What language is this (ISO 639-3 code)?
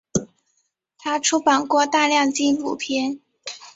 zho